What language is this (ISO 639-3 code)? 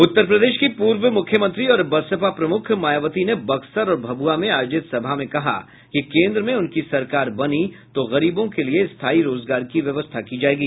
hin